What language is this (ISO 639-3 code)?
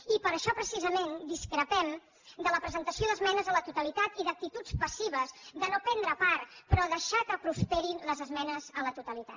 cat